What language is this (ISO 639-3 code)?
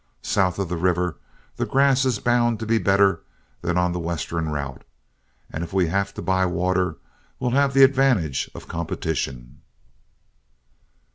eng